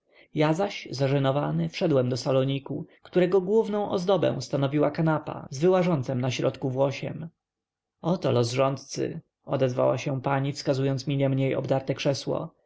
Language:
Polish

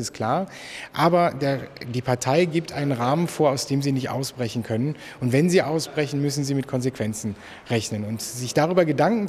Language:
German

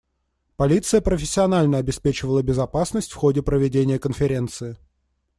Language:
Russian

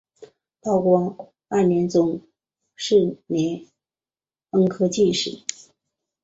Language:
Chinese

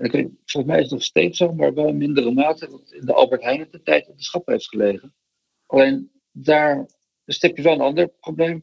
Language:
Dutch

